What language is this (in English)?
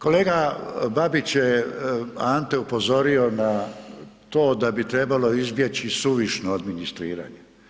Croatian